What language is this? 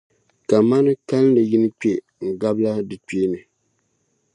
Dagbani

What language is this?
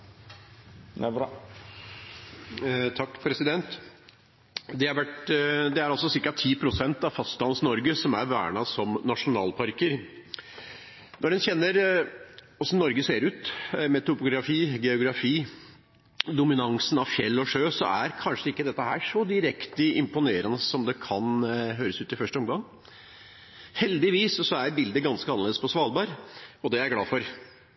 Norwegian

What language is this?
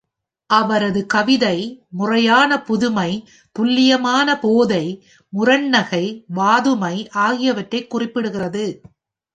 Tamil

